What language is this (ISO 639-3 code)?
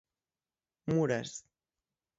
glg